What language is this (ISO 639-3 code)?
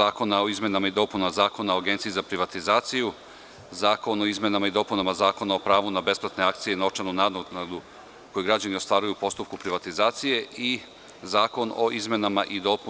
srp